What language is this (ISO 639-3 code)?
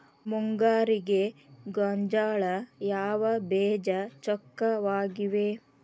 kan